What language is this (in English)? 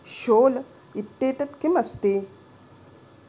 Sanskrit